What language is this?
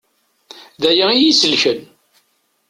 Kabyle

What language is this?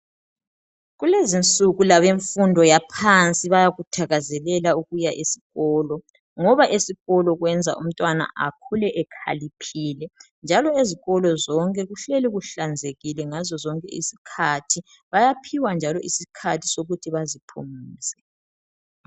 North Ndebele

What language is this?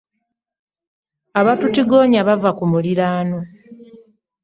Ganda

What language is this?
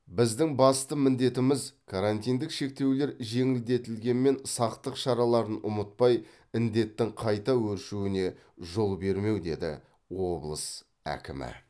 Kazakh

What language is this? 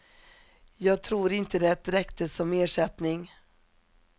Swedish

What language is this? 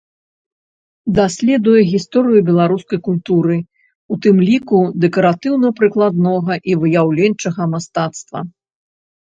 Belarusian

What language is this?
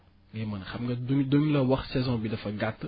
Wolof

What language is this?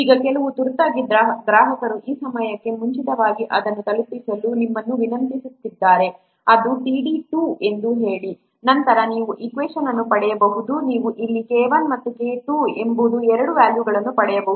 Kannada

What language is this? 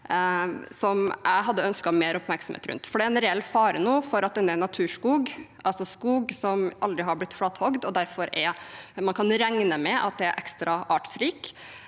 Norwegian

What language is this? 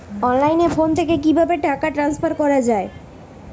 Bangla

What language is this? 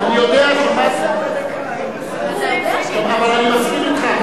Hebrew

